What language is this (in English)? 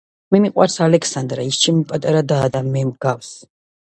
Georgian